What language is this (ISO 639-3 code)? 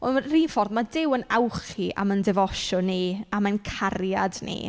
cym